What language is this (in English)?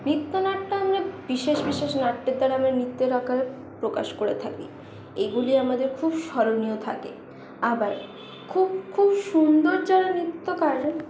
Bangla